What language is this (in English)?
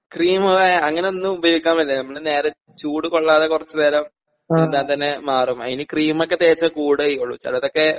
Malayalam